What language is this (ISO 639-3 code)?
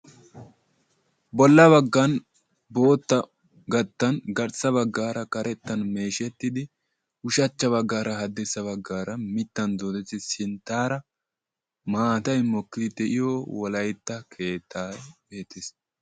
wal